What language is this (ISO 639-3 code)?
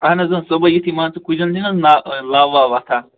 kas